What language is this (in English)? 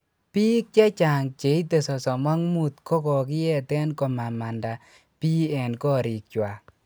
Kalenjin